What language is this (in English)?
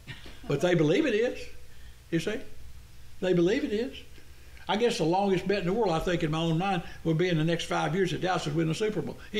English